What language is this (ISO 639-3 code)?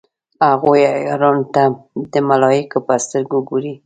pus